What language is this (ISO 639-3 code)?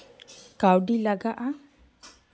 sat